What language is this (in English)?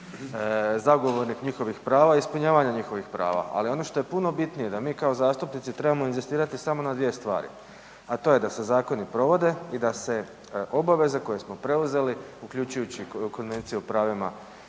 Croatian